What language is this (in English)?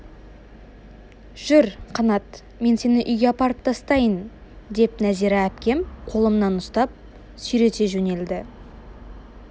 Kazakh